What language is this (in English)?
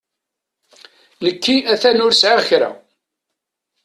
Kabyle